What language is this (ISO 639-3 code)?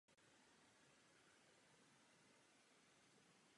ces